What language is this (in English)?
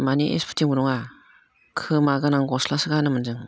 Bodo